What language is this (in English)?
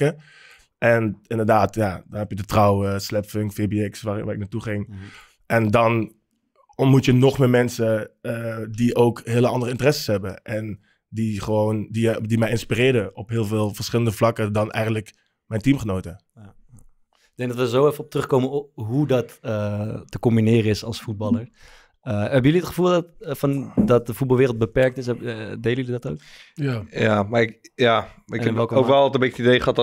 Dutch